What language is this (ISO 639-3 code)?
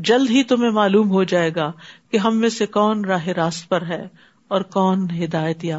urd